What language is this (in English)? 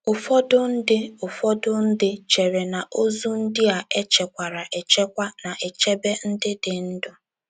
Igbo